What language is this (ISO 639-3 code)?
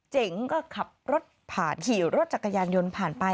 tha